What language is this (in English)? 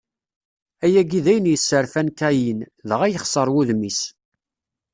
Kabyle